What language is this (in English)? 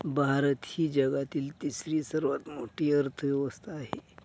Marathi